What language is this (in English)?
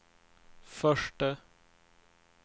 Swedish